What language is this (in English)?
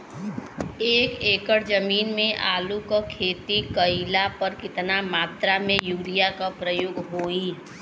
Bhojpuri